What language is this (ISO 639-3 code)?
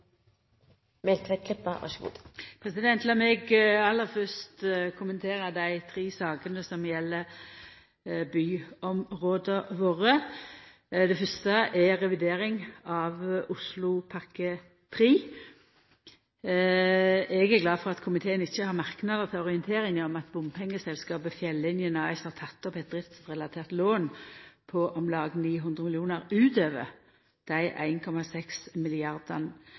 nno